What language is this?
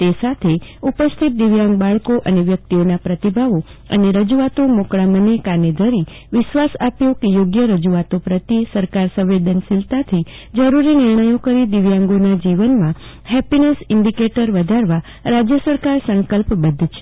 Gujarati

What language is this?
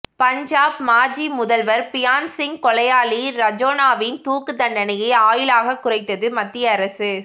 Tamil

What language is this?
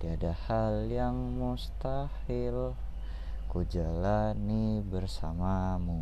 Indonesian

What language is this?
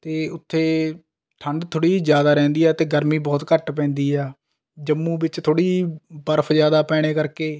Punjabi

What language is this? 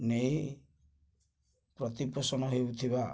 Odia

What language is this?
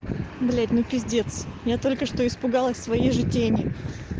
Russian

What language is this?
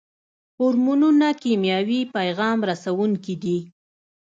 Pashto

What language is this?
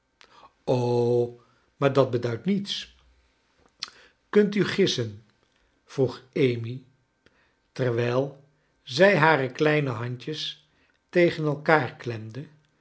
Dutch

